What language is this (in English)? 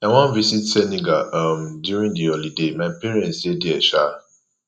Nigerian Pidgin